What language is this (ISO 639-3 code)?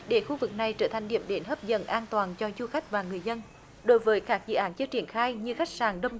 vie